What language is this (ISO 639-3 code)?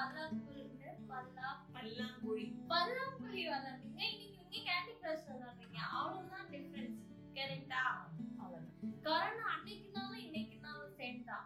tam